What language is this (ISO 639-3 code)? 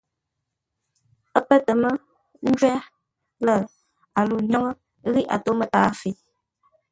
nla